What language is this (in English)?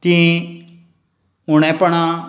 Konkani